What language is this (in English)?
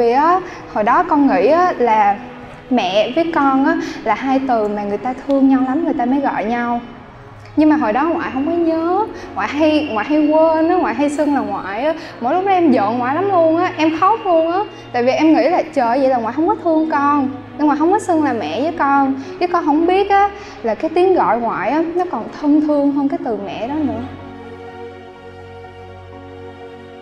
Vietnamese